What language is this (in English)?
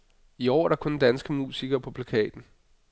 Danish